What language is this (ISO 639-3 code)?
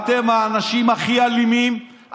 heb